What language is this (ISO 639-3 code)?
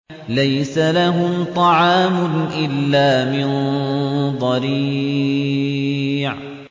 ara